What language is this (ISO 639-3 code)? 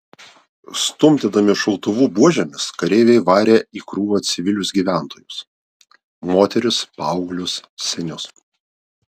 lit